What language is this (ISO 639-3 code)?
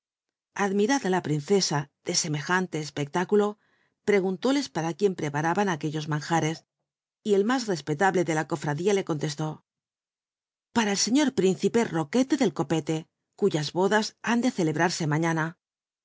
spa